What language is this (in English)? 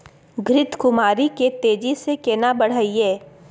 Maithili